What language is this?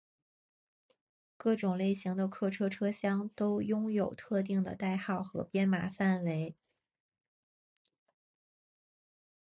Chinese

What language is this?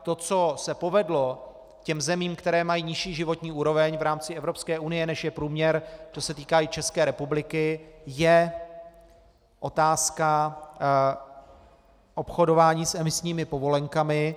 Czech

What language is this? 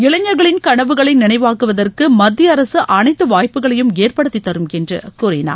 Tamil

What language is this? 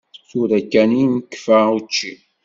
Kabyle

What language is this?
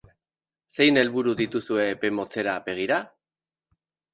Basque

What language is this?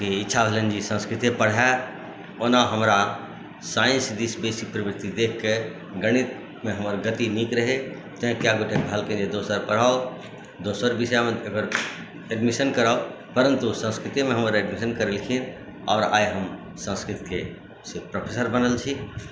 Maithili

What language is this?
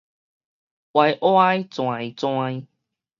Min Nan Chinese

